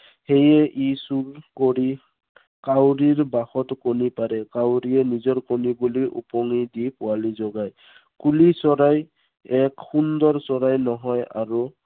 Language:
Assamese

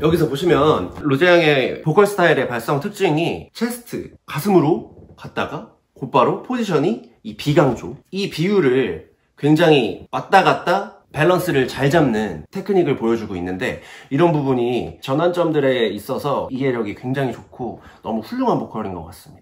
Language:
Korean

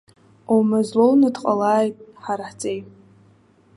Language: Abkhazian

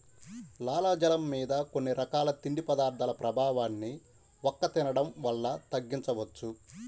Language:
Telugu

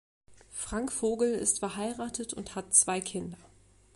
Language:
German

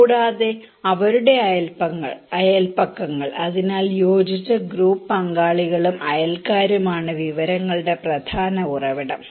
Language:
Malayalam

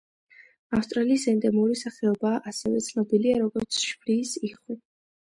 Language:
Georgian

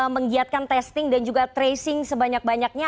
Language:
Indonesian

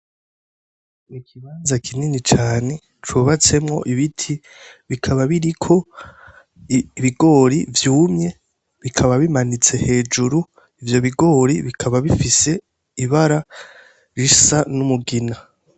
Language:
Rundi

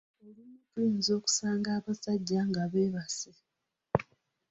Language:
Ganda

